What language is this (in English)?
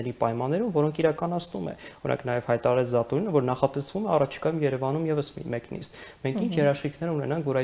Romanian